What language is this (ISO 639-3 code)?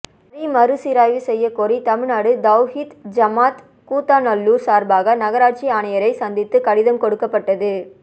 tam